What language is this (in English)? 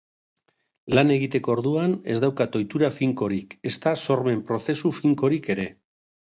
Basque